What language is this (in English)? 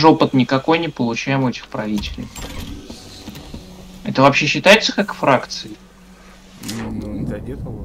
Russian